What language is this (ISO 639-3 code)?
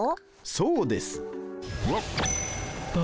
jpn